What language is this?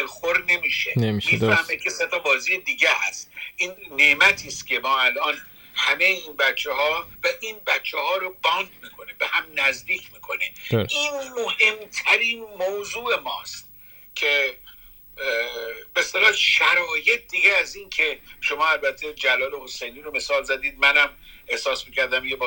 Persian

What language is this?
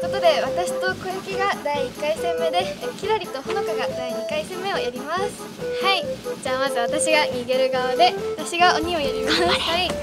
Japanese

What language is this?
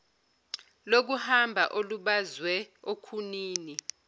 Zulu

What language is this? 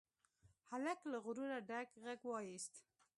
Pashto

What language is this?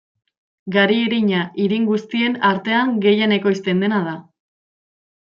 Basque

